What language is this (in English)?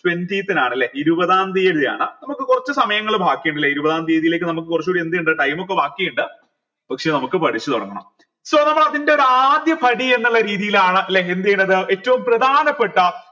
Malayalam